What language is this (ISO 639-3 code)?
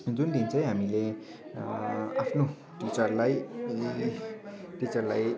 nep